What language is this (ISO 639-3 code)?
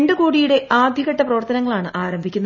mal